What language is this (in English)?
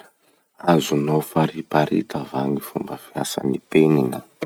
Masikoro Malagasy